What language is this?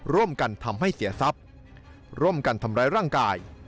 Thai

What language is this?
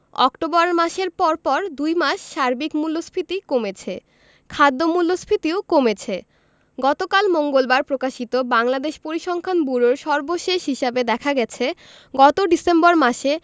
Bangla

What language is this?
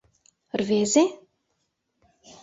Mari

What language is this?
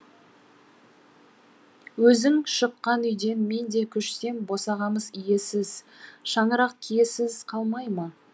Kazakh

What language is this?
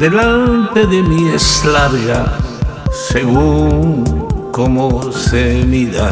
Spanish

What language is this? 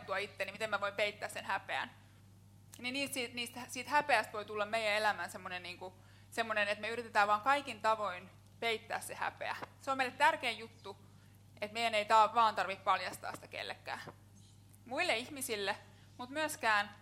Finnish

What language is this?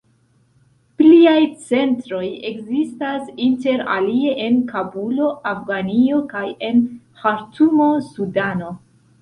Esperanto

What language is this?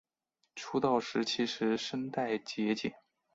Chinese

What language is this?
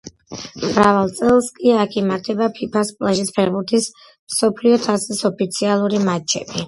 Georgian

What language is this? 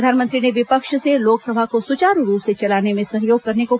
Hindi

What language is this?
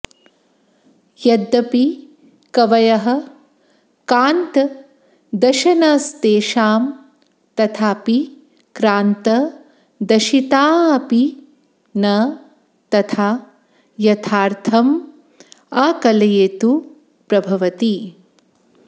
Sanskrit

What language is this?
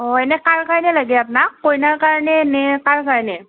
Assamese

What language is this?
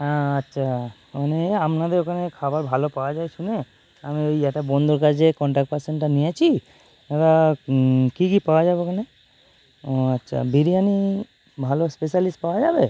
Bangla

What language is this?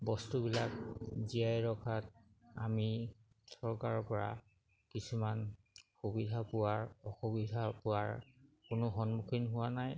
Assamese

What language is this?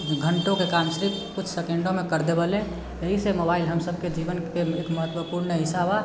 Maithili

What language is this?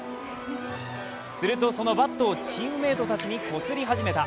Japanese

